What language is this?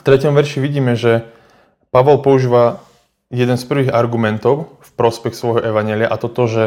Slovak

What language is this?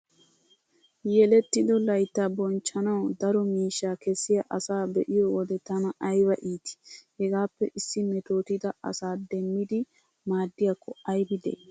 Wolaytta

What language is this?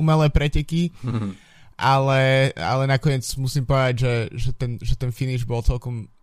Slovak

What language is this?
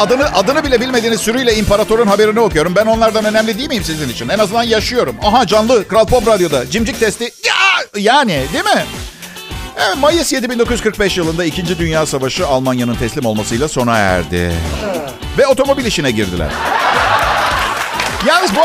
Turkish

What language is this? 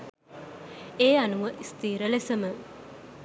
Sinhala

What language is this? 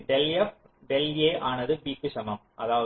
Tamil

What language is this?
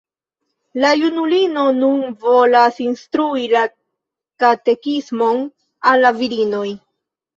Esperanto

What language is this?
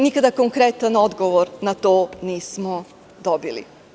Serbian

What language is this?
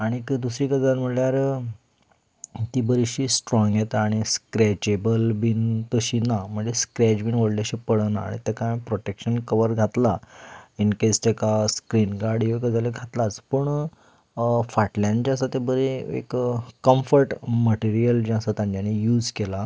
Konkani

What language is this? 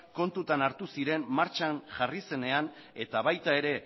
Basque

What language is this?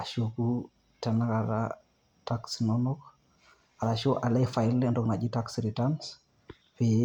Masai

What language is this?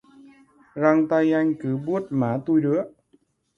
Vietnamese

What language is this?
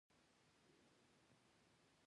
Pashto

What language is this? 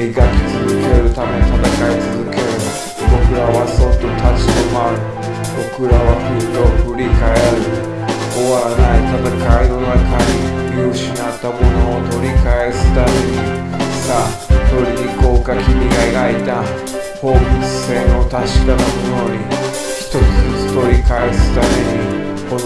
Japanese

